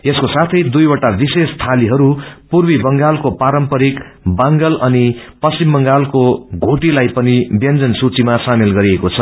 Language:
Nepali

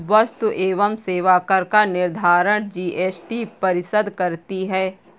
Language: Hindi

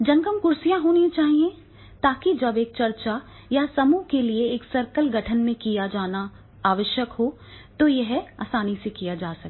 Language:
Hindi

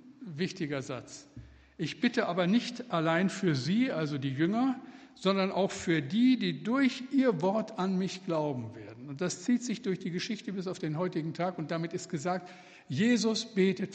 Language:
German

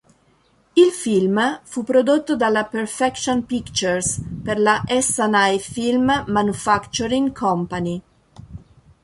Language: Italian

